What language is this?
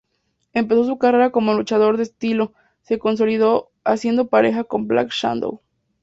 Spanish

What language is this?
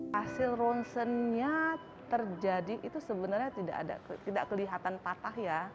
Indonesian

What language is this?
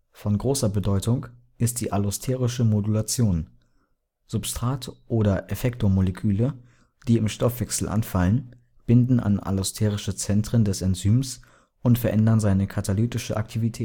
German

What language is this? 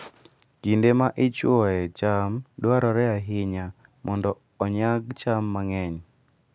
Luo (Kenya and Tanzania)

